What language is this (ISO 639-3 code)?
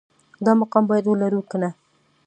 pus